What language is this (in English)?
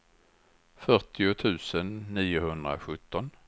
Swedish